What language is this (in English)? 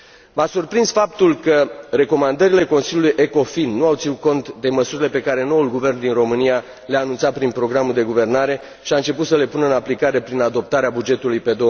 Romanian